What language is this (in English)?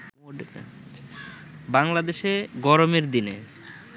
Bangla